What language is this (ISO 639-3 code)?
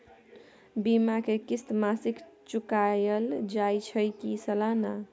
mai